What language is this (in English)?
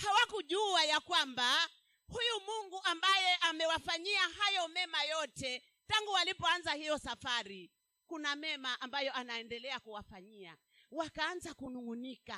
Swahili